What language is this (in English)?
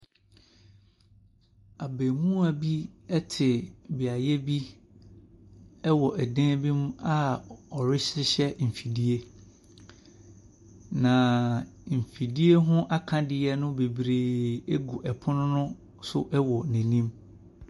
Akan